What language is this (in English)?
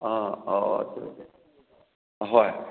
Manipuri